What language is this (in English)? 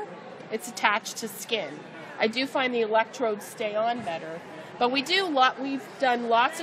English